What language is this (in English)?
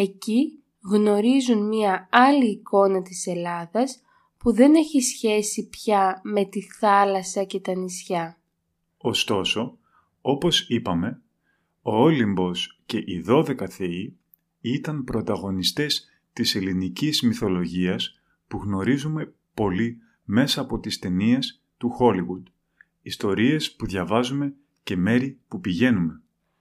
Greek